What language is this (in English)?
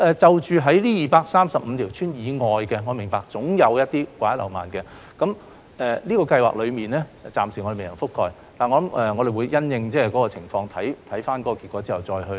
Cantonese